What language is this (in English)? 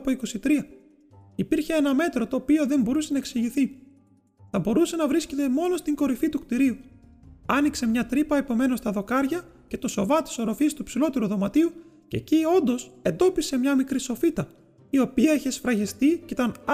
Greek